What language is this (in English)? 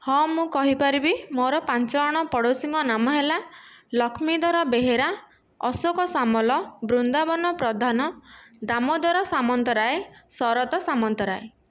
Odia